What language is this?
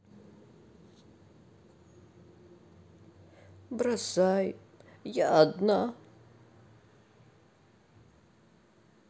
Russian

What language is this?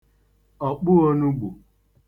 Igbo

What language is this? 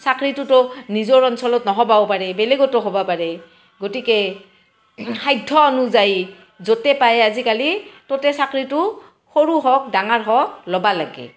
Assamese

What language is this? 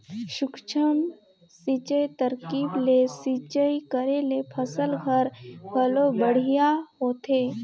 Chhattisgarhi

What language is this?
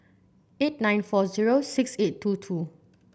English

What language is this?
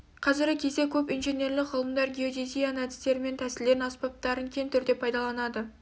Kazakh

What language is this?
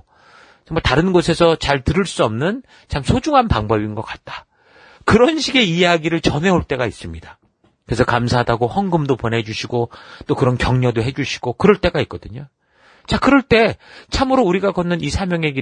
Korean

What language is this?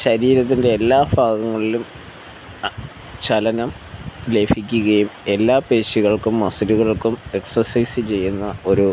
Malayalam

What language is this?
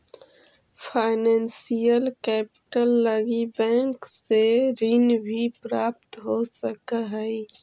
Magahi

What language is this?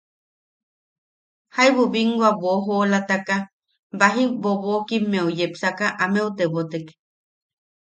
Yaqui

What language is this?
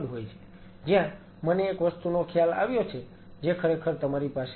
Gujarati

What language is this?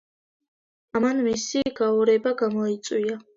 Georgian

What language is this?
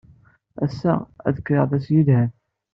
Kabyle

